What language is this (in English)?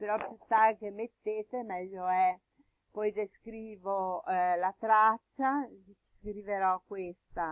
Italian